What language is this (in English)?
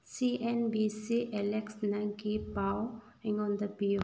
Manipuri